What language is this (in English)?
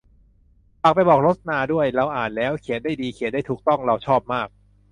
Thai